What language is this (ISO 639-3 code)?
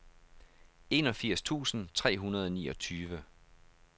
dan